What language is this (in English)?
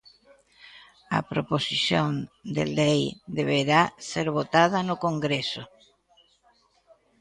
Galician